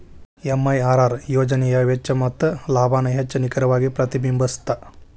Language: Kannada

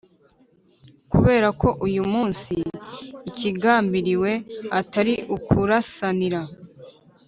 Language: Kinyarwanda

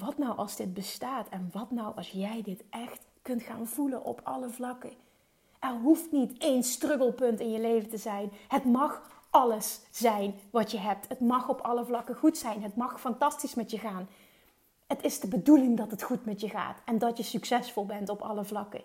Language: Dutch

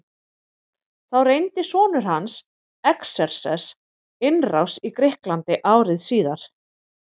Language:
Icelandic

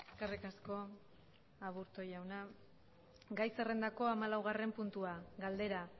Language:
Basque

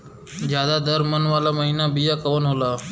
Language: Bhojpuri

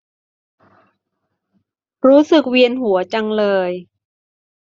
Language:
Thai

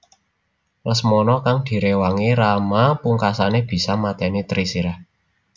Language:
Javanese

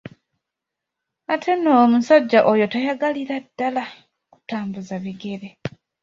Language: Ganda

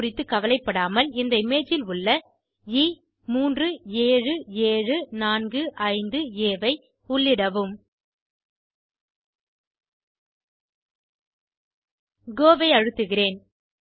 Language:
Tamil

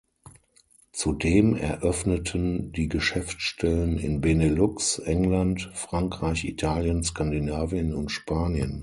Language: German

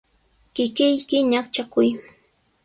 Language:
Sihuas Ancash Quechua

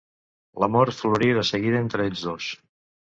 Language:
Catalan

